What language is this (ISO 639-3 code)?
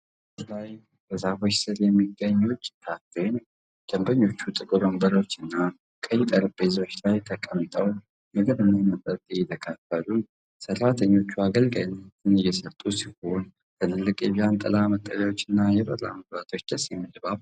amh